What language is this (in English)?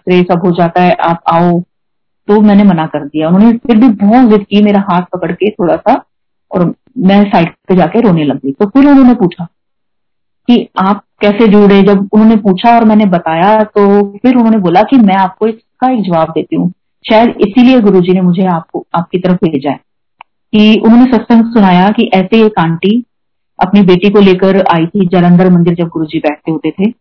Hindi